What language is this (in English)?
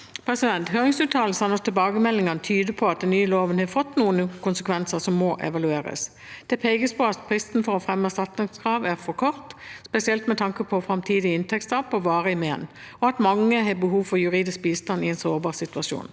Norwegian